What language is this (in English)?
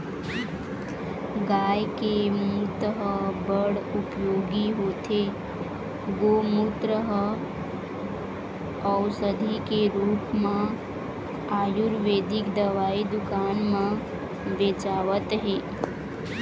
Chhattisgarhi